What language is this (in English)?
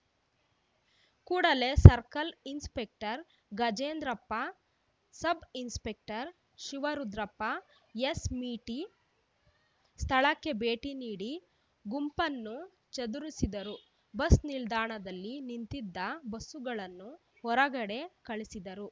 Kannada